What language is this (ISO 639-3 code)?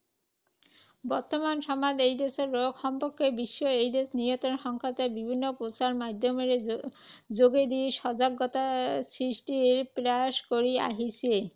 asm